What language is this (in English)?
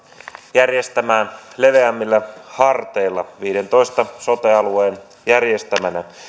Finnish